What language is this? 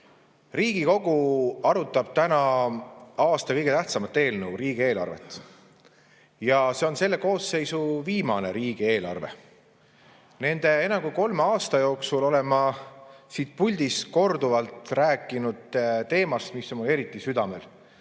Estonian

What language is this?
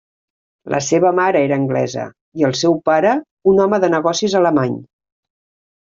Catalan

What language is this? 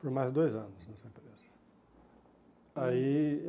Portuguese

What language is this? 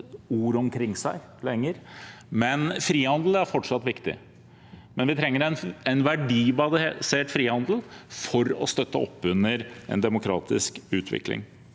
Norwegian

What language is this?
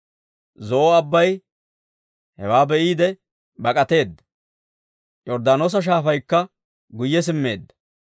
Dawro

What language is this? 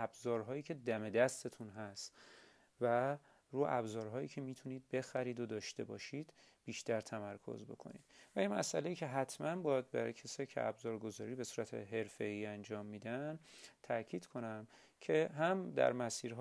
Persian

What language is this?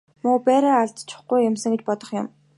Mongolian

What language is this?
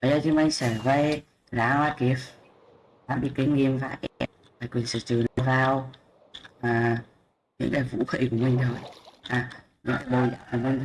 Vietnamese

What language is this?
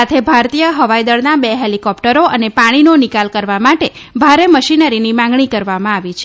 Gujarati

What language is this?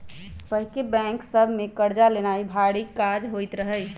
Magahi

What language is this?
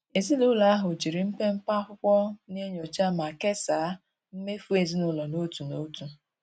Igbo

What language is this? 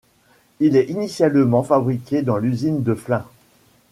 French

